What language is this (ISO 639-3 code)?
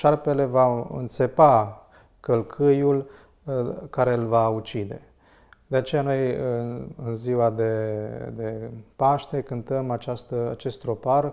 ron